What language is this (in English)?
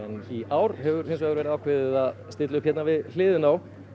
Icelandic